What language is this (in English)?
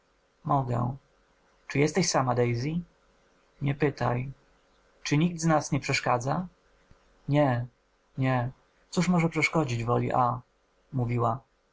Polish